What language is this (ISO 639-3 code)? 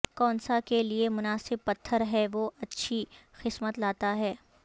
urd